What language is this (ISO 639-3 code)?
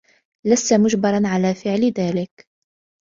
ara